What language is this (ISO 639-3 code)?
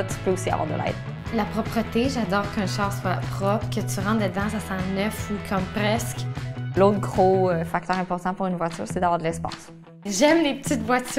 fra